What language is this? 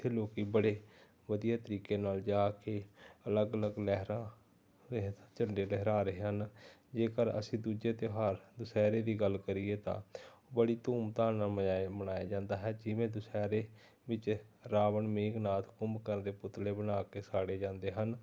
Punjabi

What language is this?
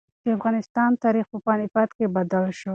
Pashto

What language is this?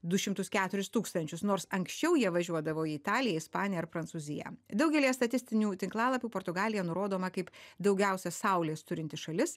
Lithuanian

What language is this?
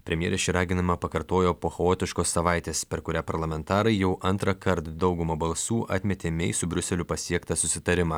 Lithuanian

